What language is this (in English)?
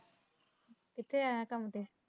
Punjabi